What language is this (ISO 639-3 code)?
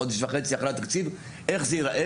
heb